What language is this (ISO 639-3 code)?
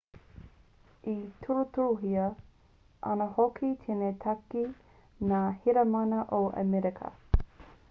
mri